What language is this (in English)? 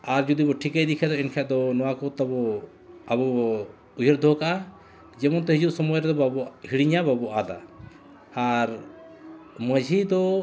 Santali